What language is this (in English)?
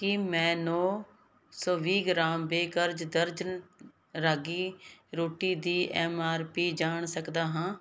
Punjabi